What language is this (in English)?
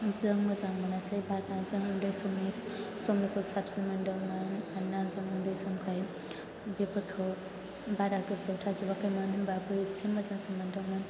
Bodo